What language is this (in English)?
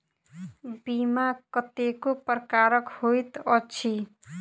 Maithili